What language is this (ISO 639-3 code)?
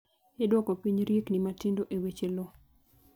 luo